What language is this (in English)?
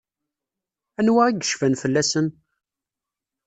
Kabyle